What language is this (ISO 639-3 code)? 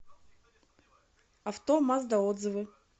rus